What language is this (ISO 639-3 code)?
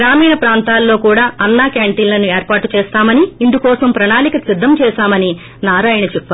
tel